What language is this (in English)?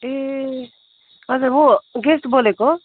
Nepali